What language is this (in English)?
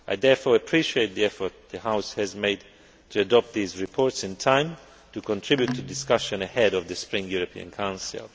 English